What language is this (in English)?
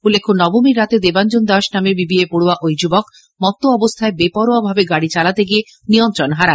Bangla